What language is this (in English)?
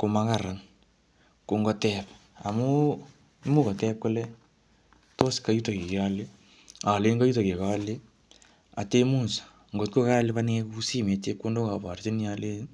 Kalenjin